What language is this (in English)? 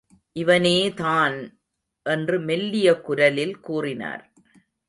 Tamil